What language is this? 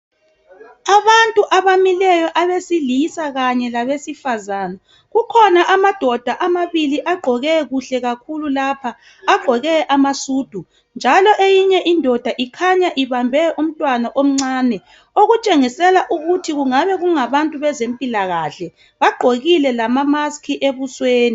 North Ndebele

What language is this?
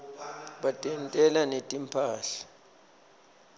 Swati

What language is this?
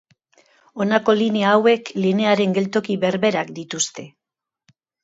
Basque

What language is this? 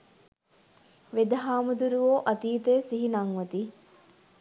Sinhala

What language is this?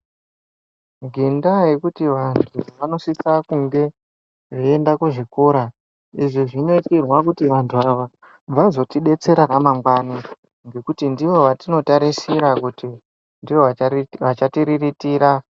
Ndau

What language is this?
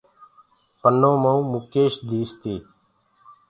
Gurgula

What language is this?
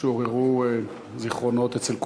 Hebrew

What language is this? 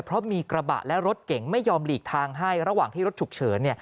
Thai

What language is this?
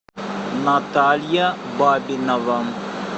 Russian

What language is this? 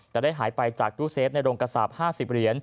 Thai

